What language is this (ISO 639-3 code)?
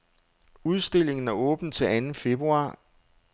dan